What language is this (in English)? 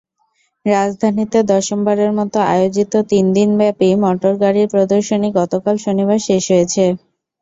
Bangla